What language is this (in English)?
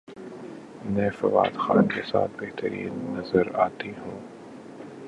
Urdu